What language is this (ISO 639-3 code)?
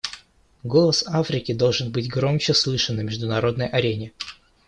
rus